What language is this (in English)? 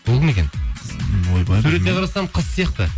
Kazakh